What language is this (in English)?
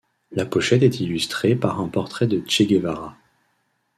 French